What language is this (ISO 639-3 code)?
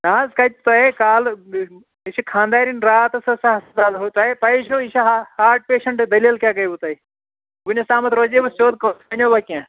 kas